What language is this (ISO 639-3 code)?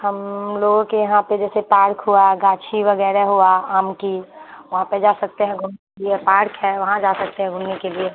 urd